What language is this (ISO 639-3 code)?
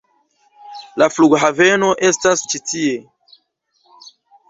epo